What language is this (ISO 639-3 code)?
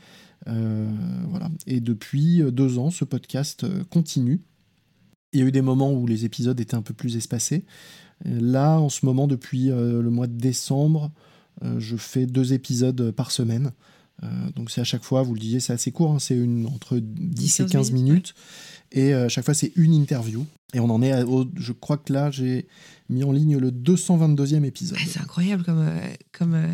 fra